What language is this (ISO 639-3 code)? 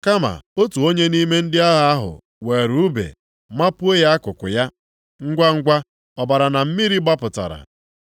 ibo